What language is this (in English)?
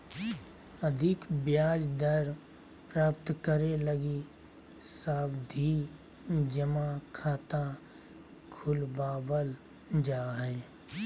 Magahi